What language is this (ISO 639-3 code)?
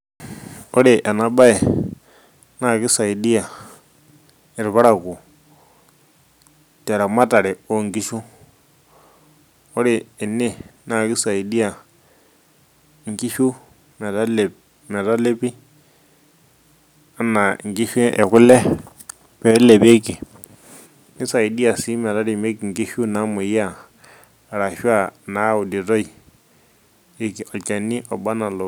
mas